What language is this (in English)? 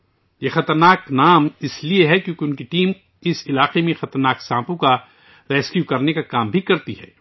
Urdu